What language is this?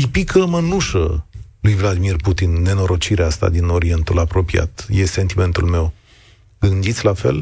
Romanian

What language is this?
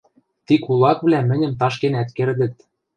Western Mari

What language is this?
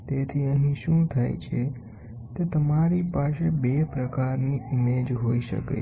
Gujarati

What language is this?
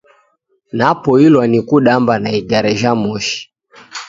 Taita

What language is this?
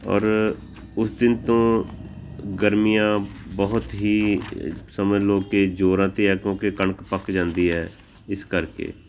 Punjabi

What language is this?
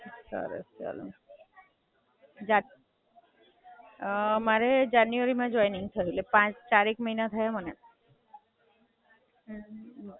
Gujarati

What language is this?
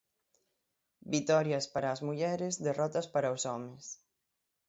Galician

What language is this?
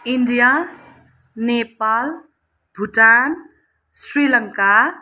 Nepali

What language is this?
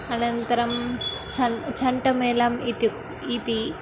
Sanskrit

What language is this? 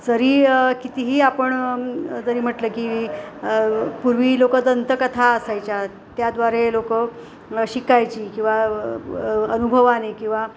Marathi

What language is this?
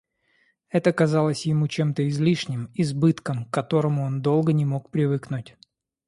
Russian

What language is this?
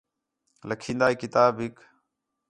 Khetrani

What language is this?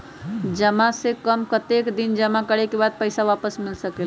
Magahi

